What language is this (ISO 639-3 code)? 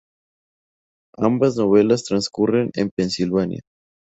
spa